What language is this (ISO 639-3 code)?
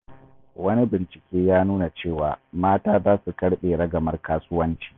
hau